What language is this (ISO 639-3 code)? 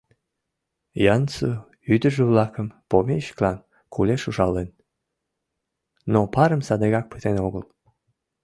chm